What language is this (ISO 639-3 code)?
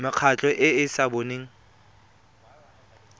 tsn